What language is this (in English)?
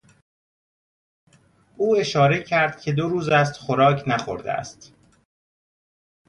Persian